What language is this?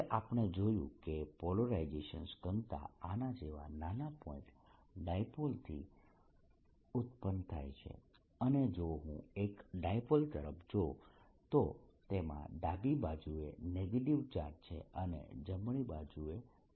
Gujarati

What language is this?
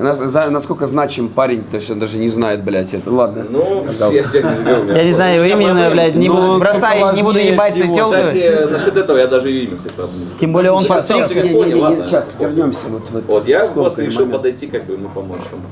Russian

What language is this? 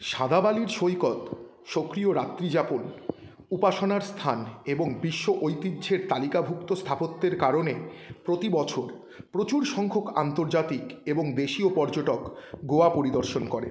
Bangla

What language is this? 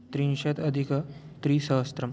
Sanskrit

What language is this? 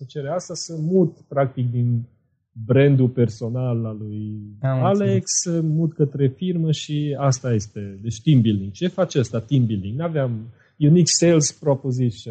Romanian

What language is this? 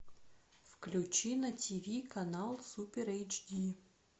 Russian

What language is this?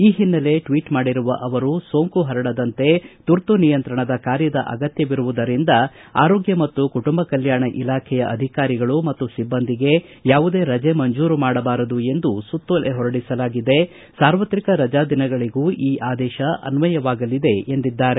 Kannada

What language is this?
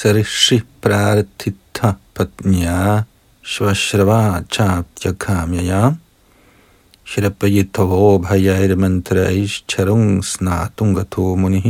Danish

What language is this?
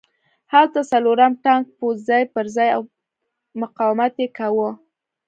Pashto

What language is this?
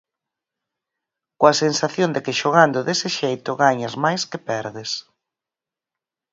Galician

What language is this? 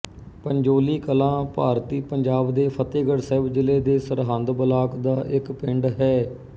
Punjabi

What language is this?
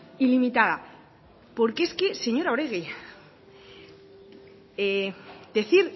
Spanish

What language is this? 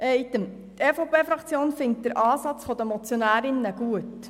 Swiss German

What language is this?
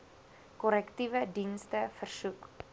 Afrikaans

